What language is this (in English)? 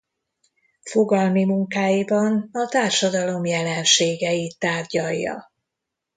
Hungarian